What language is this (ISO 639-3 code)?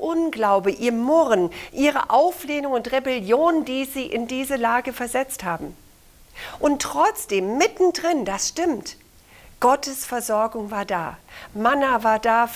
deu